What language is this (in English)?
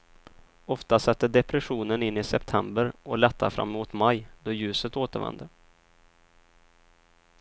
Swedish